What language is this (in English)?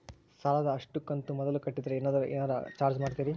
Kannada